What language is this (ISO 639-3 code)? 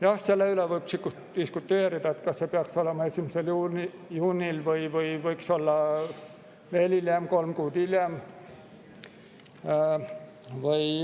est